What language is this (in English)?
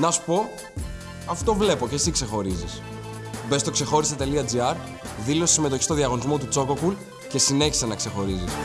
Greek